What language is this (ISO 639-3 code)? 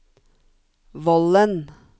nor